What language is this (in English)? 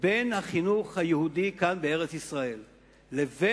Hebrew